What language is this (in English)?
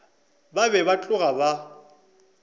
Northern Sotho